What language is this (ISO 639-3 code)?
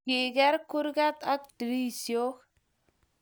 kln